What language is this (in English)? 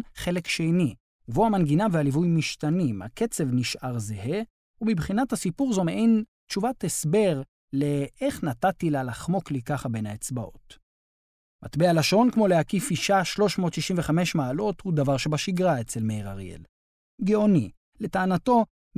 Hebrew